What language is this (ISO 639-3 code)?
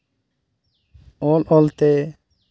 sat